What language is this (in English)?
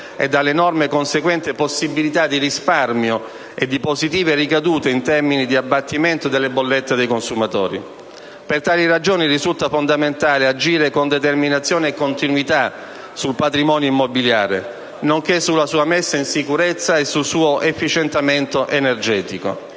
Italian